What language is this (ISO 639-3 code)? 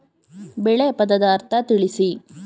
kan